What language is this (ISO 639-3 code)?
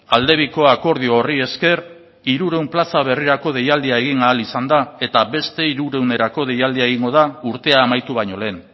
eus